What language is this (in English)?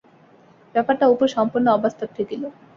Bangla